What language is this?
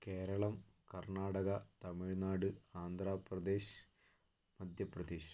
Malayalam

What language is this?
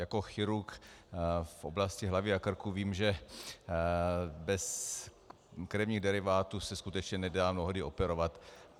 Czech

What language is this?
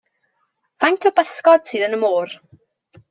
Welsh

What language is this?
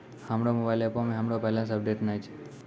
Maithili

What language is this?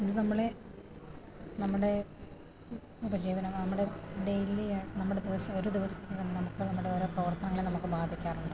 Malayalam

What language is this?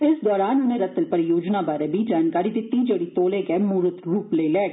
Dogri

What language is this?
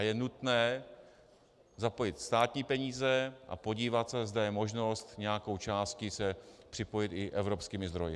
Czech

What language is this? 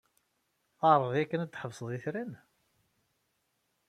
Kabyle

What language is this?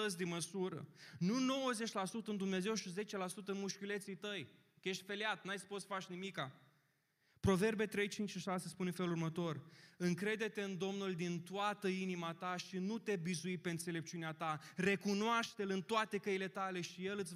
Romanian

